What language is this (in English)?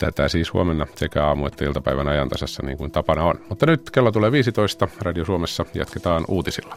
Finnish